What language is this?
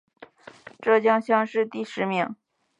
Chinese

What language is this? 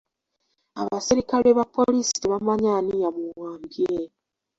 Ganda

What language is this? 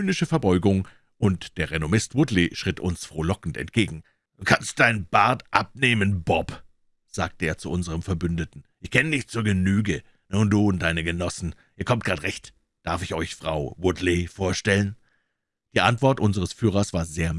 German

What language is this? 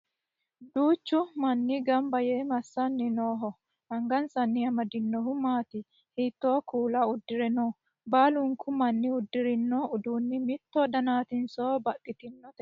Sidamo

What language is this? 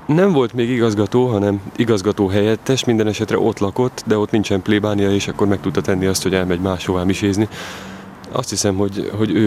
Hungarian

